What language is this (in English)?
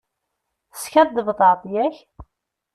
Kabyle